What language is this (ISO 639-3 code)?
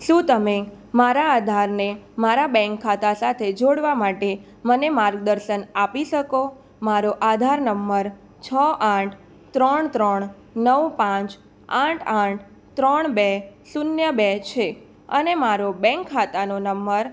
guj